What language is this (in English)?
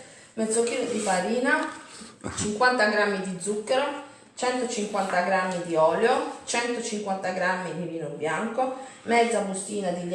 Italian